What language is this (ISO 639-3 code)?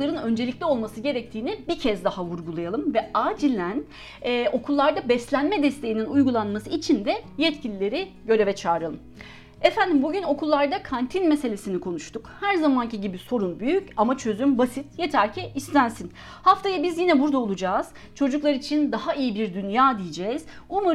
tur